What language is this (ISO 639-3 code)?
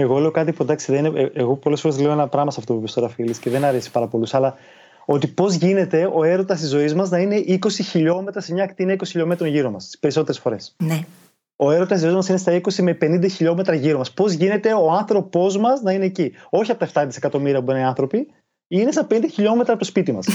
ell